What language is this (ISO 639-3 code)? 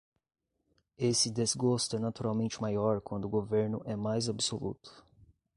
por